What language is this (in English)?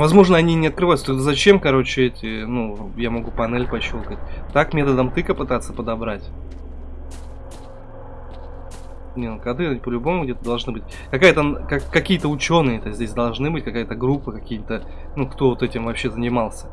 Russian